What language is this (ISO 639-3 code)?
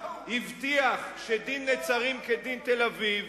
heb